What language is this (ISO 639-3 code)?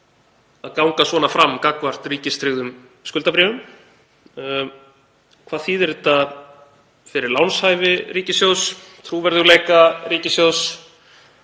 isl